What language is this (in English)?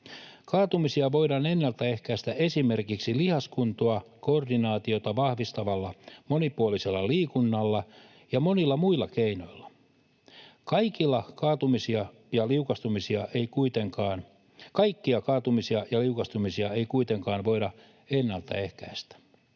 Finnish